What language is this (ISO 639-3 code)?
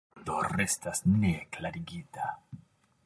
epo